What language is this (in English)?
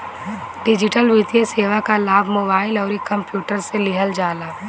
Bhojpuri